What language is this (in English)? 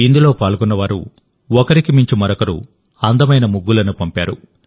Telugu